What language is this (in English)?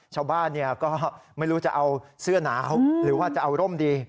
Thai